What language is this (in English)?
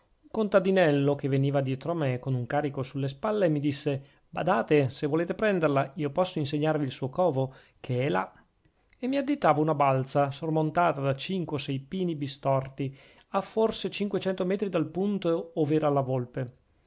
Italian